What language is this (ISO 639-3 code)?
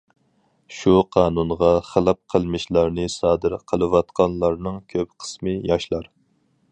uig